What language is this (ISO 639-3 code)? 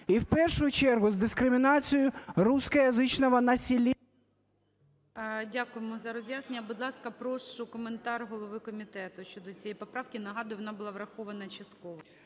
ukr